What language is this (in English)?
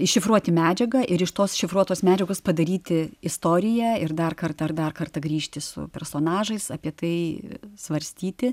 Lithuanian